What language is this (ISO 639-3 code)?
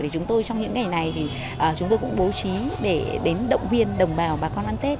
vie